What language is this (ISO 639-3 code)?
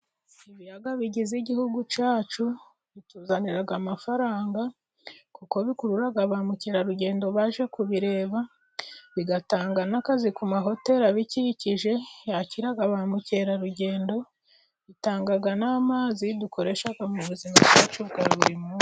kin